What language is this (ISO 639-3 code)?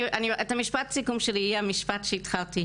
heb